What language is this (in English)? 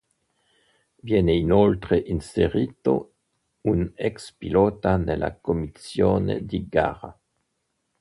Italian